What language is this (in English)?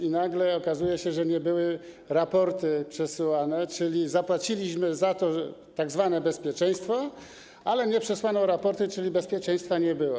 Polish